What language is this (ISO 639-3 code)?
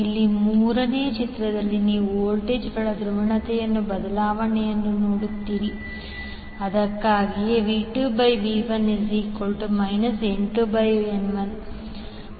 kan